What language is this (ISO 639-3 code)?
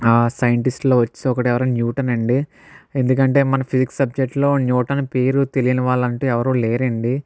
tel